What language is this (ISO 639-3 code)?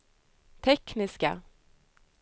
swe